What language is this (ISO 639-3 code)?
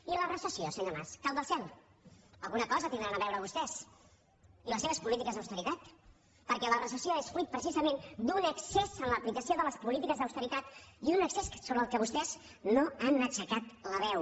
cat